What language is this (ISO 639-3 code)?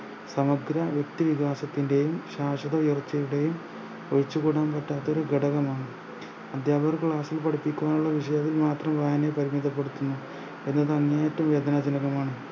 mal